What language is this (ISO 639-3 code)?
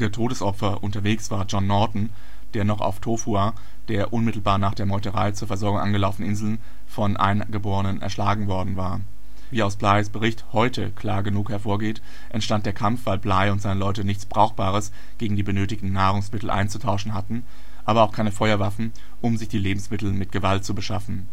deu